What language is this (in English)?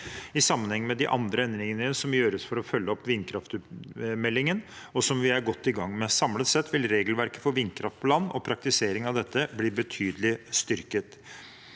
Norwegian